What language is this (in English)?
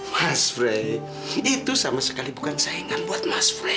Indonesian